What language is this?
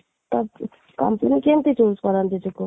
Odia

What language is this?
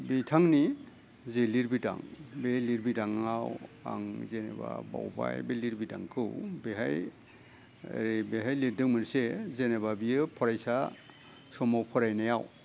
Bodo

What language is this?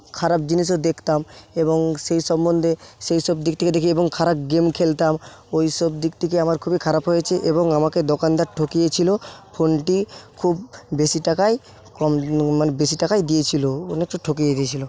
Bangla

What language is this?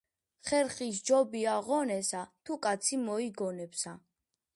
Georgian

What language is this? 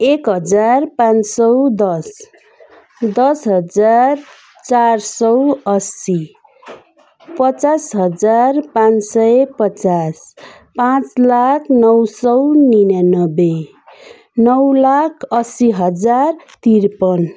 Nepali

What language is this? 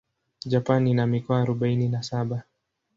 Swahili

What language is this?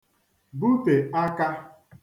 Igbo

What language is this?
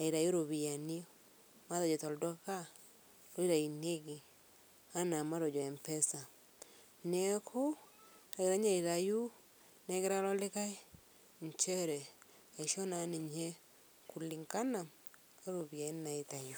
Masai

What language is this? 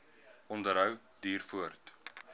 Afrikaans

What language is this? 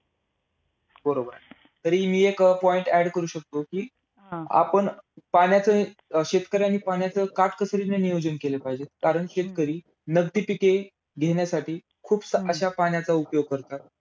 Marathi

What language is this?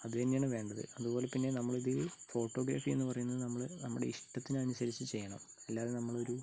Malayalam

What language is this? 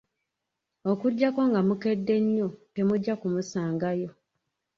Ganda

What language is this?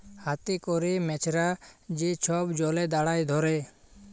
Bangla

